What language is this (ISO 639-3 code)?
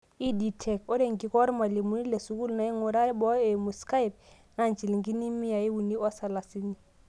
mas